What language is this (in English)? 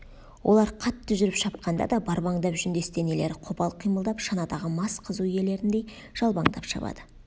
Kazakh